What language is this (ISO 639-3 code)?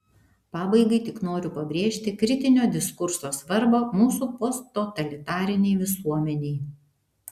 lit